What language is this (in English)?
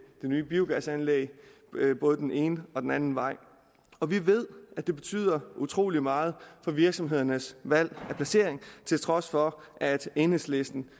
Danish